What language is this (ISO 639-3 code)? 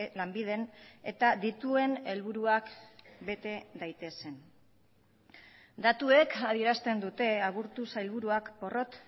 eus